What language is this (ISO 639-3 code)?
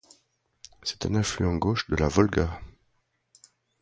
fra